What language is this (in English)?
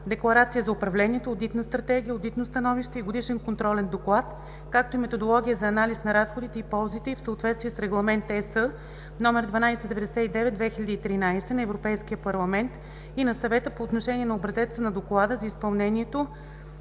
Bulgarian